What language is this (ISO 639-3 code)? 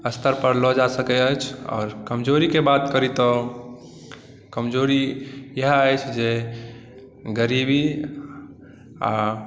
mai